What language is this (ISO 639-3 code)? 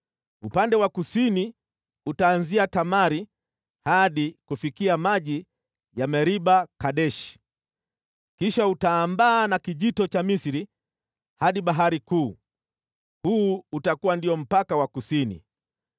swa